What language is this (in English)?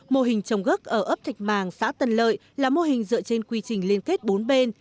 Vietnamese